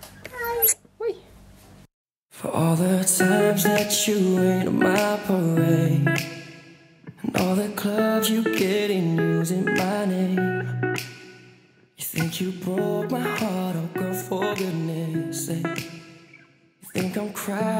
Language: Russian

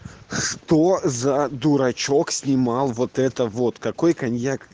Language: Russian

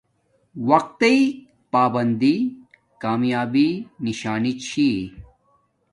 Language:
Domaaki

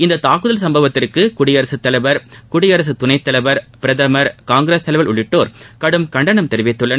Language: Tamil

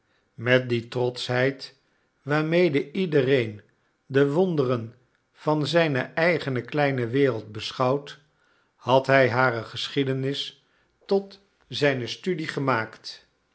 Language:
Dutch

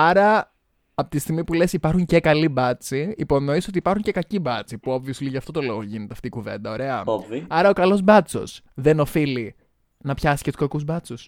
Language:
Greek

